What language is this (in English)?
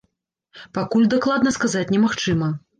Belarusian